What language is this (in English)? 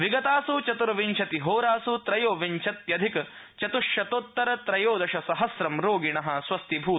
Sanskrit